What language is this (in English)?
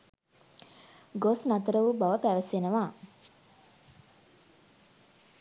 Sinhala